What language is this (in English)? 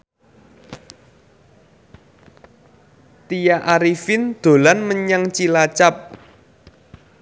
Javanese